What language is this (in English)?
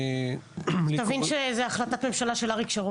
Hebrew